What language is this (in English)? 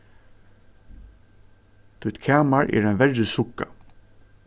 Faroese